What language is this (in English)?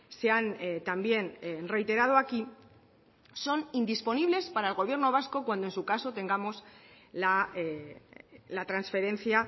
Spanish